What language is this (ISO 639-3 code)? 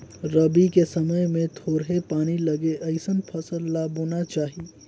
hne